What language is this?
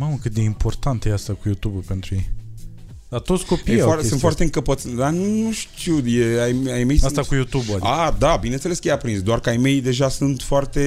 Romanian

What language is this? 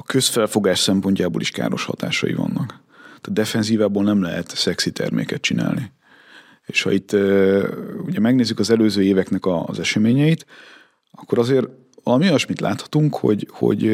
Hungarian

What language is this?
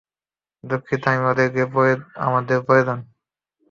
Bangla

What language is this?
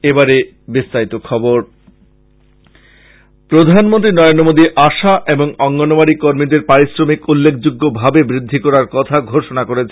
Bangla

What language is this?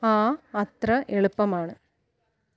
Malayalam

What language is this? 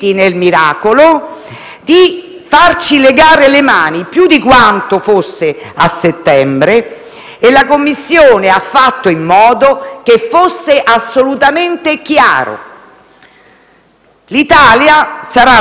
Italian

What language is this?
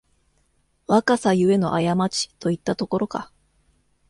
Japanese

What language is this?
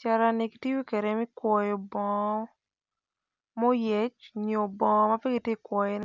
Acoli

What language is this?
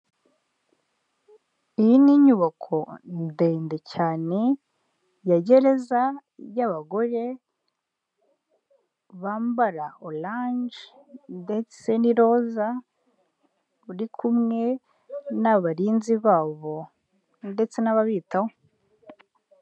Kinyarwanda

